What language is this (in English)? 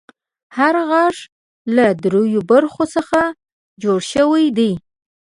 Pashto